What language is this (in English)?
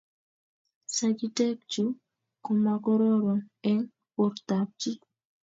Kalenjin